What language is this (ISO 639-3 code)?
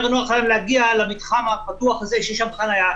heb